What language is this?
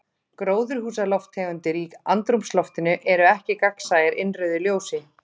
Icelandic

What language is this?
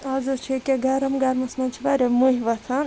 Kashmiri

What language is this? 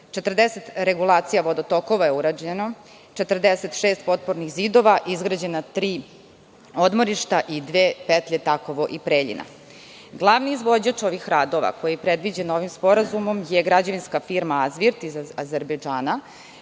Serbian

